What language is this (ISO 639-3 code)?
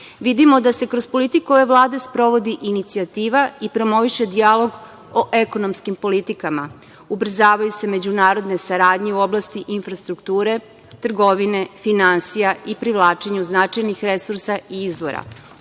srp